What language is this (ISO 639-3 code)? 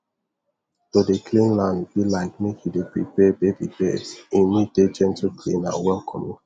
pcm